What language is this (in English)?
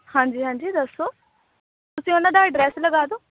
Punjabi